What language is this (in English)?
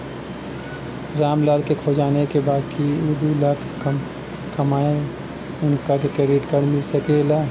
Bhojpuri